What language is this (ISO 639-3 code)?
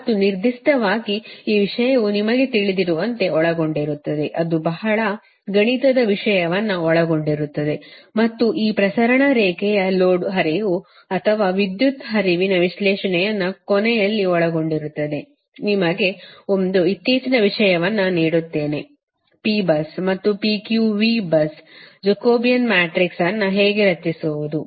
kan